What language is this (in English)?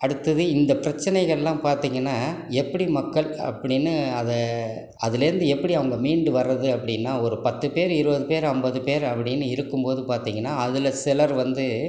Tamil